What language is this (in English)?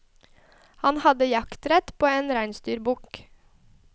Norwegian